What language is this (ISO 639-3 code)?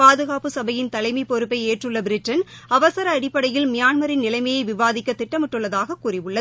tam